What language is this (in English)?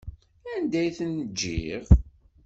Kabyle